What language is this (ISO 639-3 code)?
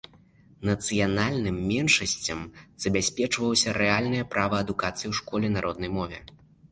bel